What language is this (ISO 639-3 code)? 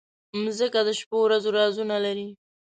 pus